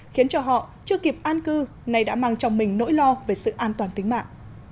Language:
Vietnamese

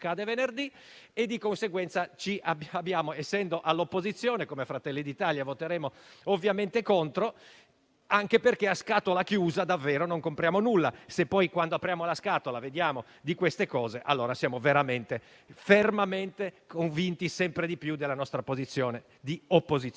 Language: Italian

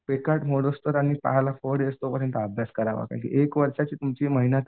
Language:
Marathi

